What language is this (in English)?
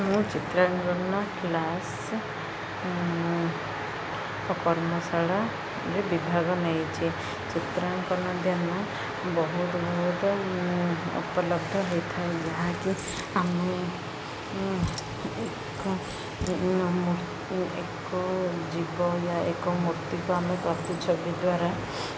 Odia